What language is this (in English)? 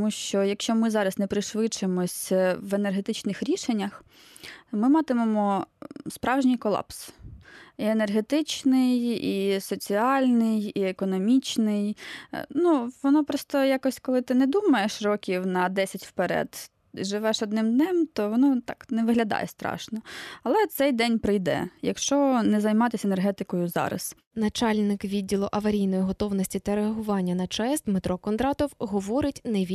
Ukrainian